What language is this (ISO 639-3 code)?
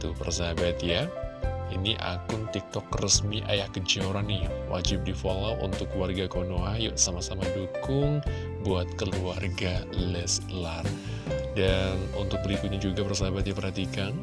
ind